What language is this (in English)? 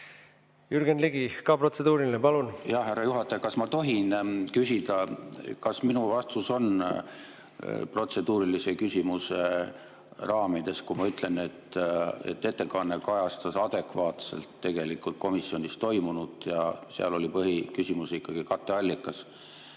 Estonian